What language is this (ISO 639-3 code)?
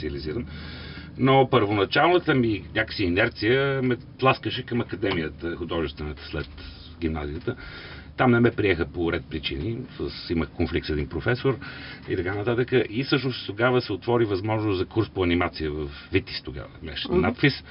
bul